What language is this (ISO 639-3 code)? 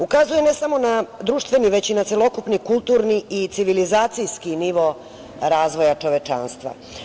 srp